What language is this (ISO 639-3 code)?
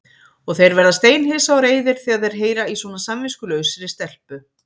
isl